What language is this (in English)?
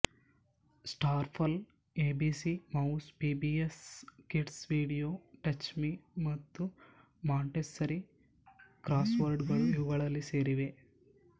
Kannada